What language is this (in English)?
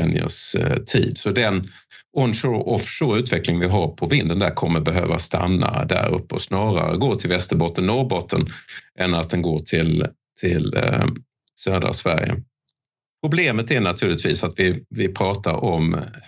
Swedish